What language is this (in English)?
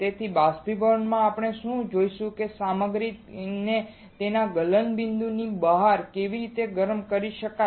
Gujarati